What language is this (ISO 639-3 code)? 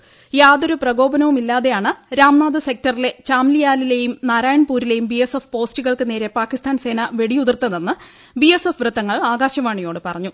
mal